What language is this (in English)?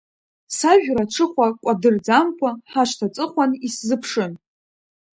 Abkhazian